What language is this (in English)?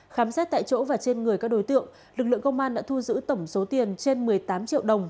Vietnamese